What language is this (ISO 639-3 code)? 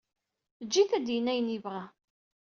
kab